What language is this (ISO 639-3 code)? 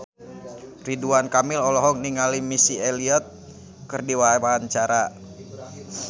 sun